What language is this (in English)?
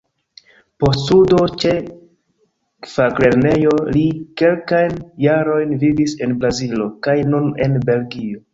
Esperanto